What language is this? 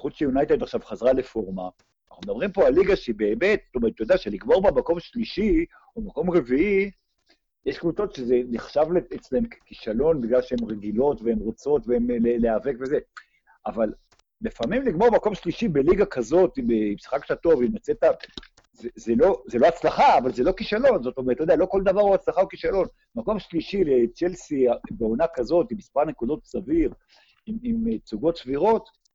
Hebrew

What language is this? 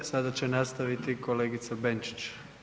Croatian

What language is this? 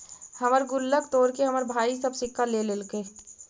Magahi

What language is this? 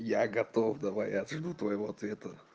Russian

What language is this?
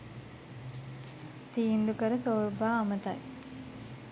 Sinhala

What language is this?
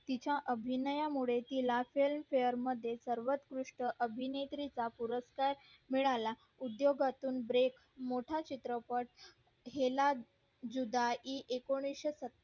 Marathi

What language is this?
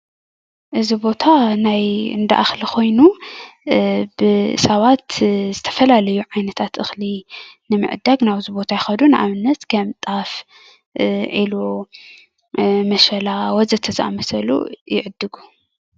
Tigrinya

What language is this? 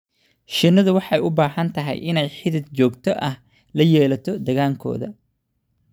Somali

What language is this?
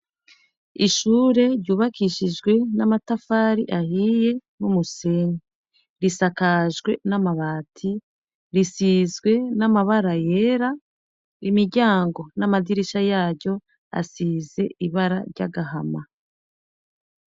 Rundi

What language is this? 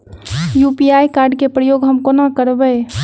Maithili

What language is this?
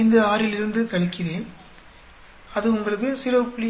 Tamil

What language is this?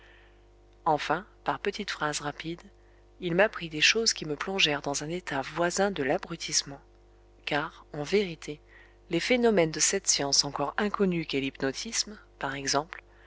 French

